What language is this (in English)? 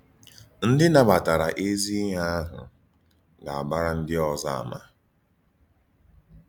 Igbo